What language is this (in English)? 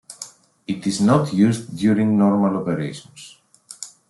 English